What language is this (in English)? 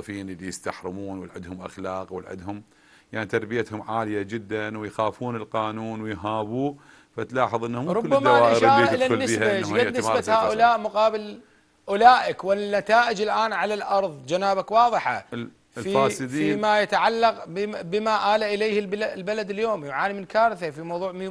Arabic